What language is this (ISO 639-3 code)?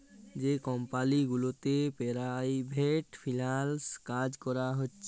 ben